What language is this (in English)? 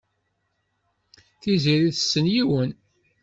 Kabyle